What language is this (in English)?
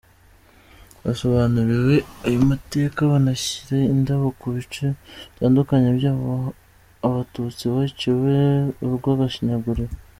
Kinyarwanda